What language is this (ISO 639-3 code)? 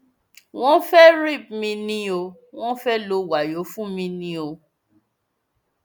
yor